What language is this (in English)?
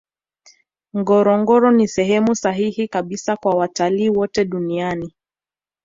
Swahili